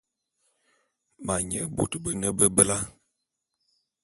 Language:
Bulu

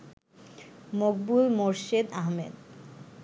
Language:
Bangla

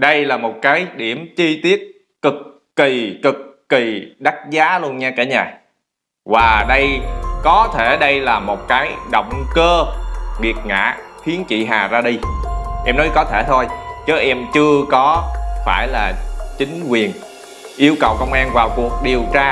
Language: Vietnamese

